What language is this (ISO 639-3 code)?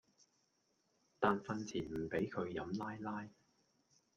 yue